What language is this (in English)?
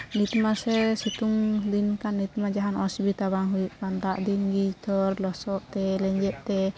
Santali